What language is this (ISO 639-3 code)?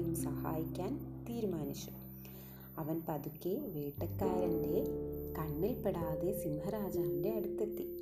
mal